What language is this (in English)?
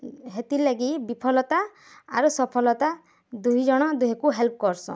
Odia